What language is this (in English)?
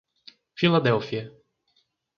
Portuguese